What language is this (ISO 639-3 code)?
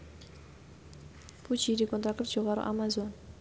jav